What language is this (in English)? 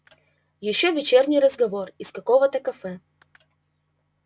Russian